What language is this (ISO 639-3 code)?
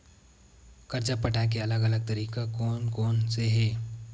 hne